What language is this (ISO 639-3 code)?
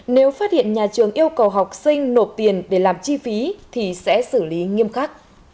vie